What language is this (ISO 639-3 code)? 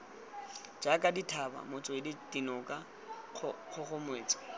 tsn